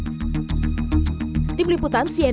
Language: Indonesian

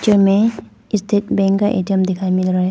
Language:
Hindi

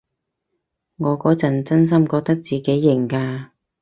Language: Cantonese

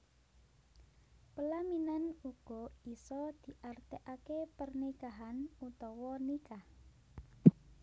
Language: Javanese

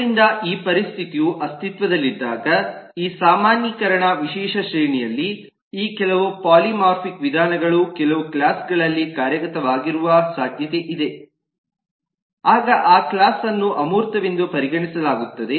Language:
Kannada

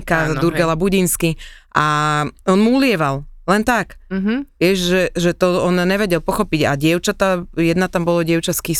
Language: Slovak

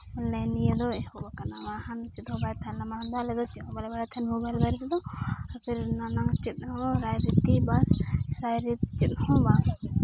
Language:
Santali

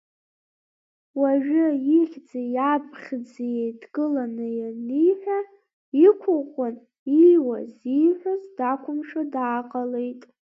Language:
Abkhazian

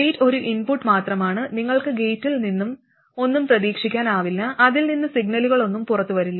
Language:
Malayalam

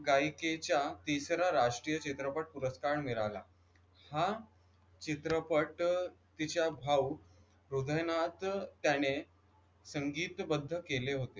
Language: Marathi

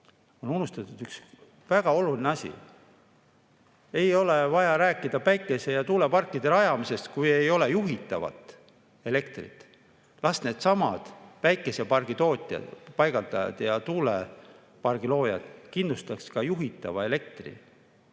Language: Estonian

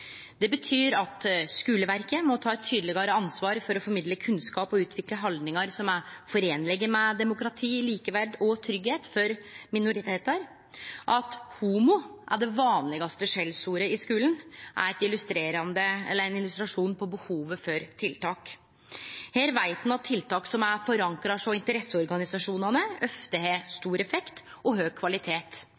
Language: Norwegian Nynorsk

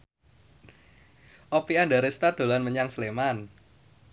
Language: Javanese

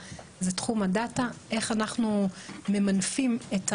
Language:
Hebrew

